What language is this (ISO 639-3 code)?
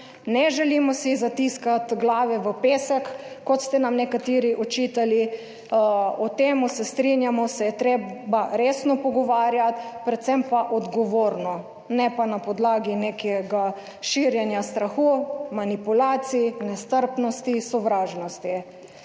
slv